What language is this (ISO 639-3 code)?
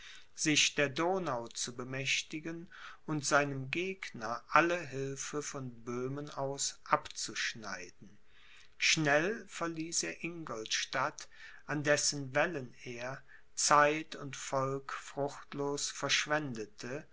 deu